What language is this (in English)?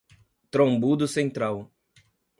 Portuguese